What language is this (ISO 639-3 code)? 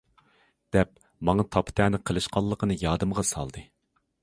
uig